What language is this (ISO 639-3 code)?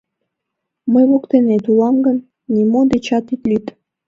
chm